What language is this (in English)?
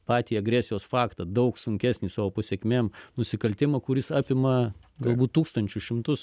Lithuanian